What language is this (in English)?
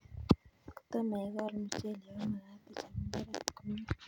Kalenjin